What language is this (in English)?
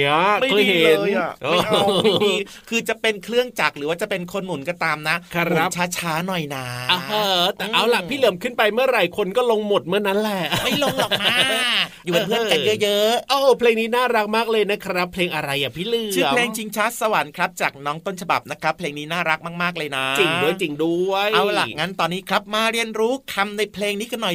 Thai